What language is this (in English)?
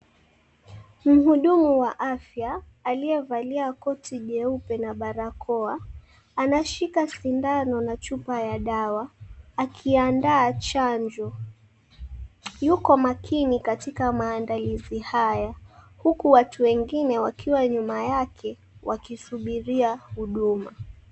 Swahili